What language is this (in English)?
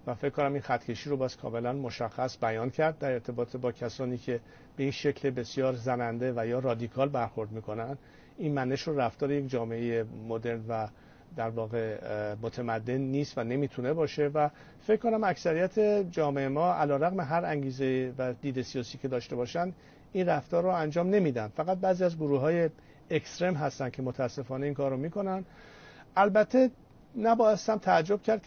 Persian